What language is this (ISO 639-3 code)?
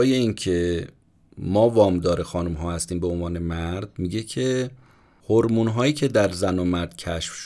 fas